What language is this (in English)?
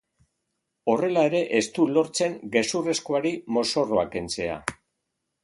Basque